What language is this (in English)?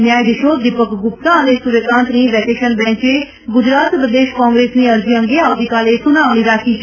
Gujarati